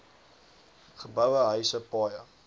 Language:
Afrikaans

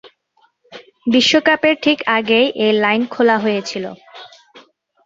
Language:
Bangla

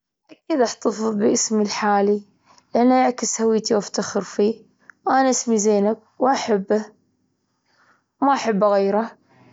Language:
Gulf Arabic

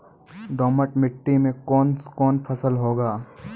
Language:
Maithili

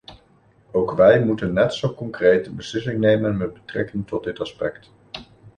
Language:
Dutch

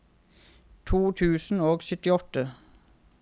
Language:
Norwegian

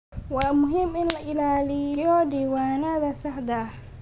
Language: Somali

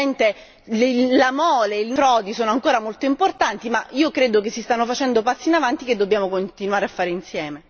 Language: Italian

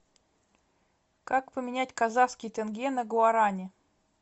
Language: Russian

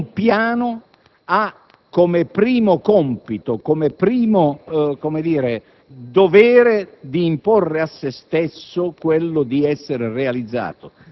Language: Italian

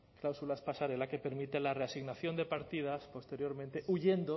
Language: Spanish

